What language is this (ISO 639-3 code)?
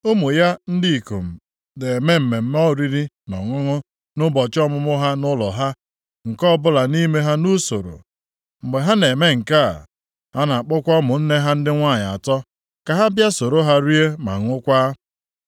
ibo